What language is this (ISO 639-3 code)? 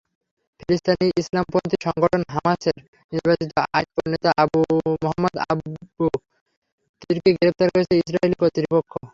ben